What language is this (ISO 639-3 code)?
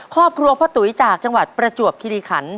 tha